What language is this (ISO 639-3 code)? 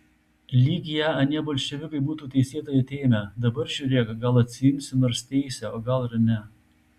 lit